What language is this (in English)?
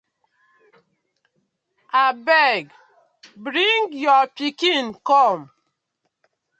Nigerian Pidgin